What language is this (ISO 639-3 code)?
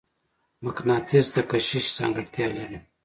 pus